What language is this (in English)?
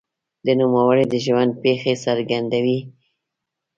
Pashto